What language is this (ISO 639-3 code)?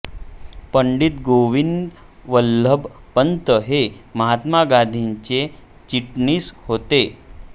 mar